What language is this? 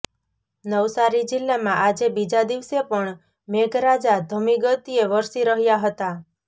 Gujarati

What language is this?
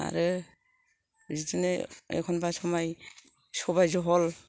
Bodo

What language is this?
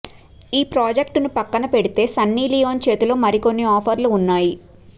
Telugu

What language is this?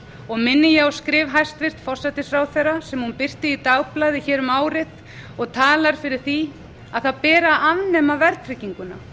Icelandic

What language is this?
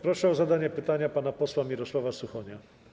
Polish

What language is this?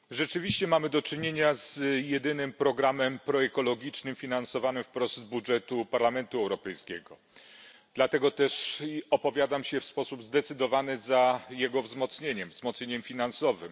Polish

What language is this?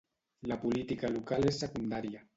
Catalan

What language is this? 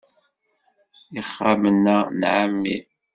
Kabyle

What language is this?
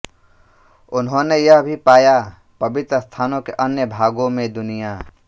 Hindi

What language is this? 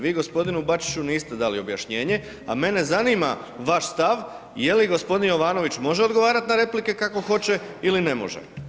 Croatian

